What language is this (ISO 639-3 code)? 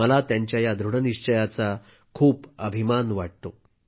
mar